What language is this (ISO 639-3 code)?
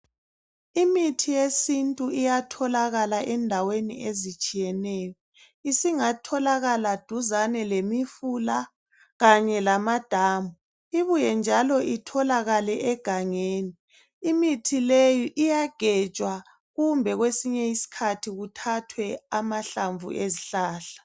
nde